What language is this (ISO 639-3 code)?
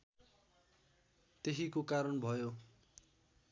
nep